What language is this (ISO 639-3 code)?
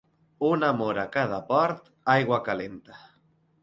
cat